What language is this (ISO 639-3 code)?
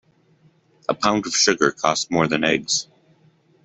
eng